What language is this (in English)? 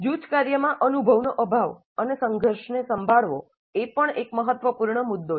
Gujarati